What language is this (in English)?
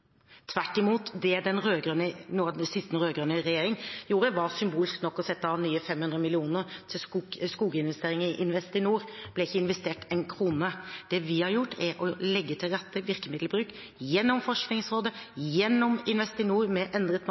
Norwegian Bokmål